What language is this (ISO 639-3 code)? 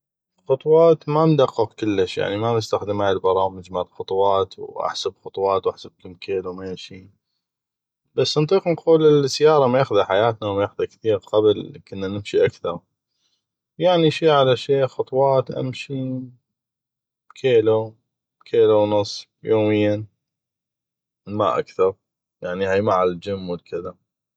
ayp